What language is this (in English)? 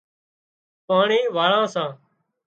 Wadiyara Koli